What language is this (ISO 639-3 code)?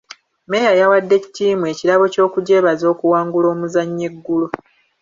lug